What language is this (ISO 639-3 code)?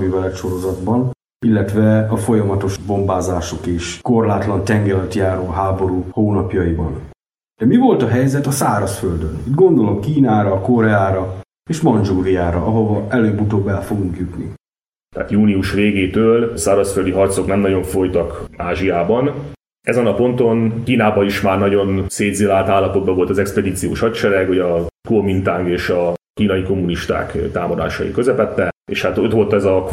hun